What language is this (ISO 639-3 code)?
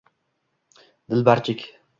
uzb